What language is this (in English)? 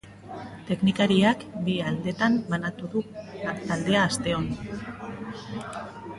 Basque